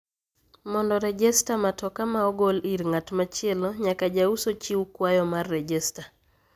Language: Luo (Kenya and Tanzania)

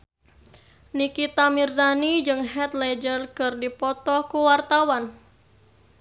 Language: Sundanese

